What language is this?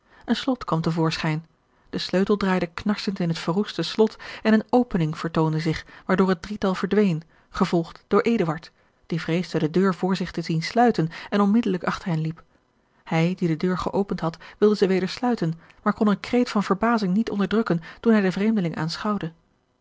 Dutch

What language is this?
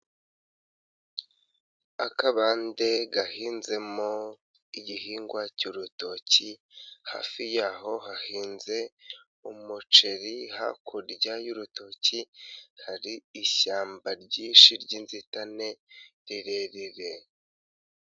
Kinyarwanda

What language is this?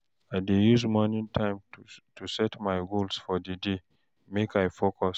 Nigerian Pidgin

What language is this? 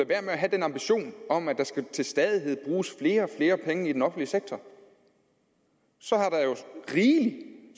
Danish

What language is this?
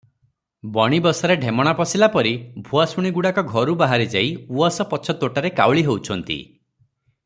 Odia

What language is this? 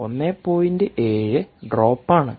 Malayalam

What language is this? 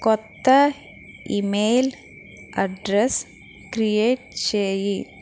Telugu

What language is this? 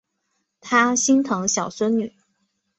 Chinese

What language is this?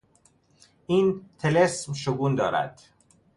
Persian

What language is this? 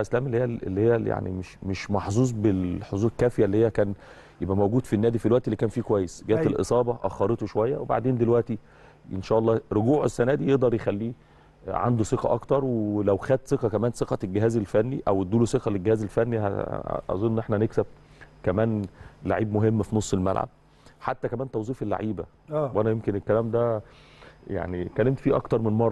Arabic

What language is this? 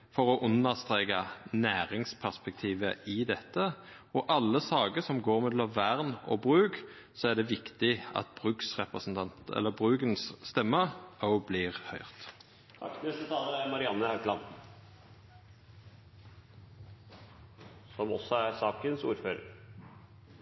Norwegian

